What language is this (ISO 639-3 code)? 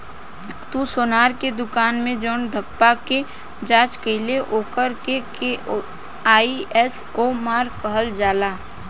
bho